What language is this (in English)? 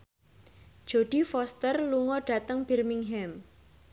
Javanese